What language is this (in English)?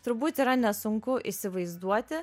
Lithuanian